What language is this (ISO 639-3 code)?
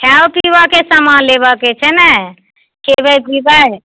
mai